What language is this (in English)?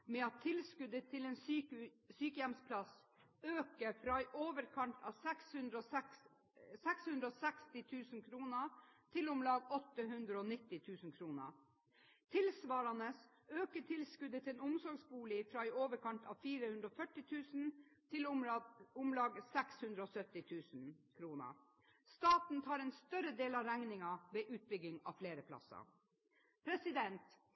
Norwegian Bokmål